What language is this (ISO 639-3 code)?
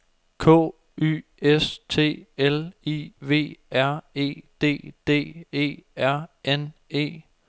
dan